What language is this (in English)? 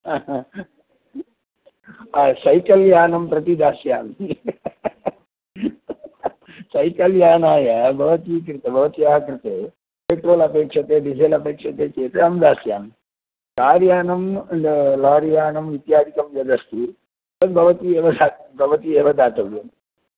Sanskrit